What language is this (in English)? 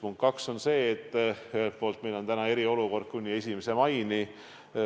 Estonian